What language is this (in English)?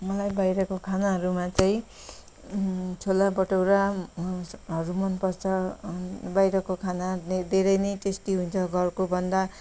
Nepali